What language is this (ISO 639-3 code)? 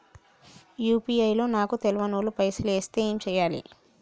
tel